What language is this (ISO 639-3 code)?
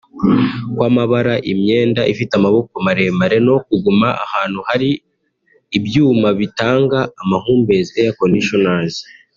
kin